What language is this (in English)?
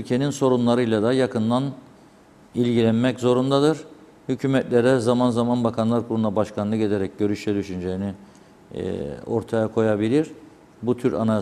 Turkish